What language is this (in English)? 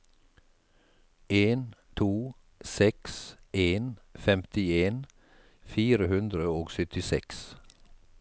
Norwegian